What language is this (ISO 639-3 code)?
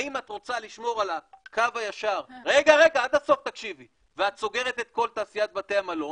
heb